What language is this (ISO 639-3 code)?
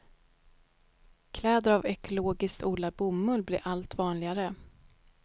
swe